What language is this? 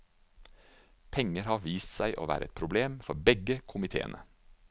Norwegian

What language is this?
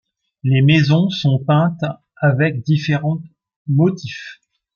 French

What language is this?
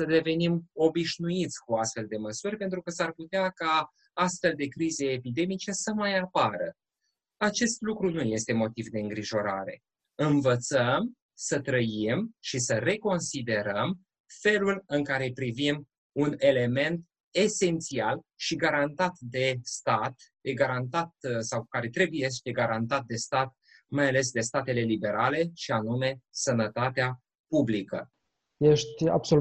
Romanian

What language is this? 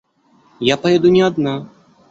Russian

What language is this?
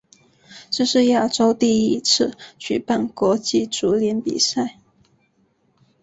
Chinese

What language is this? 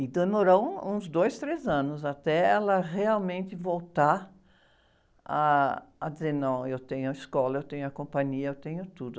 Portuguese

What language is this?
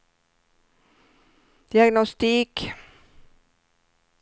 Swedish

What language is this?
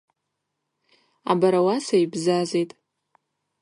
Abaza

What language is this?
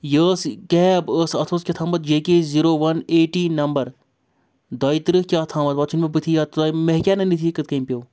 Kashmiri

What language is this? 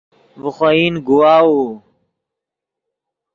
Yidgha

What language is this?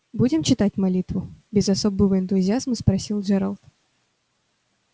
Russian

